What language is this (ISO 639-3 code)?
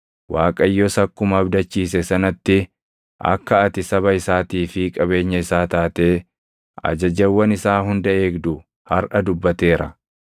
orm